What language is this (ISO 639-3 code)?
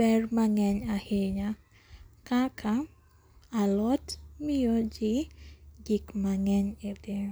luo